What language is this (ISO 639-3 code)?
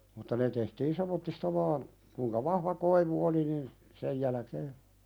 fin